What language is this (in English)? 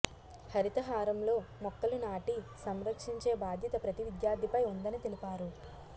Telugu